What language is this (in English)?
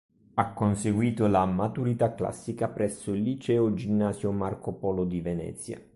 Italian